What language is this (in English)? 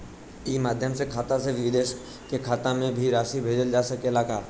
Bhojpuri